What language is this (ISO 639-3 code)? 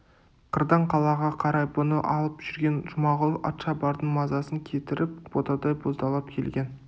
kaz